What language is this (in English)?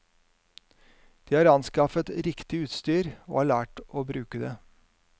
Norwegian